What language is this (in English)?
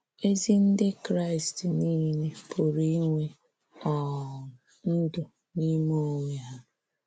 Igbo